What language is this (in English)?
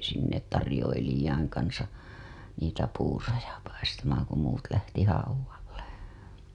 Finnish